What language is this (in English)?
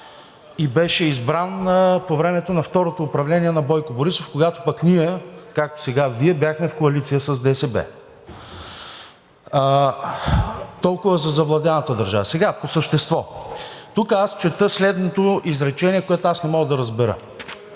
Bulgarian